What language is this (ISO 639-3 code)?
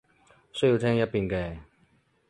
yue